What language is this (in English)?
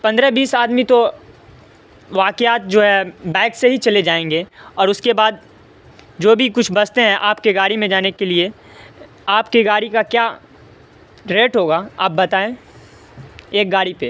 Urdu